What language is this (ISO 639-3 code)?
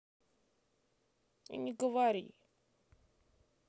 rus